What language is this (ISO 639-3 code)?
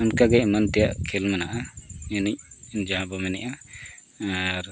sat